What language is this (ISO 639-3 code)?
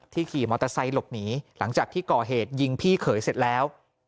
tha